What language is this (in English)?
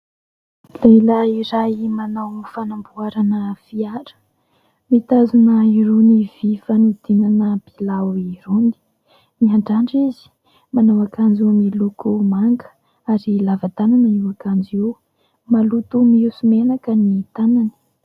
Malagasy